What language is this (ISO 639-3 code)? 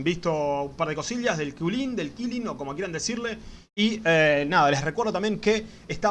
spa